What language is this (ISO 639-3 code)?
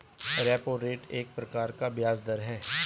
hin